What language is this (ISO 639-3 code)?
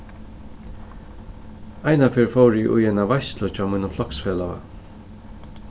fao